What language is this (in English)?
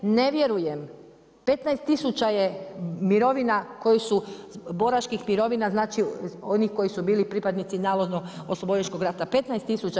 Croatian